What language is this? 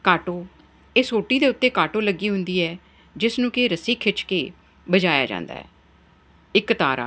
Punjabi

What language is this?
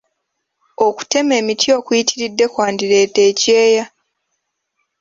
Ganda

